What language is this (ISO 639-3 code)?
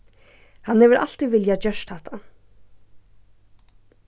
fao